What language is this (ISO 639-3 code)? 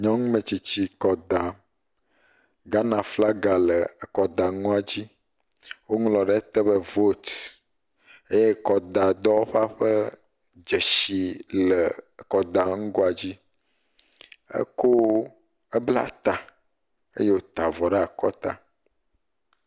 ewe